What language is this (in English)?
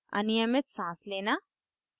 Hindi